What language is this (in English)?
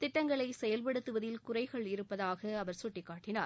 Tamil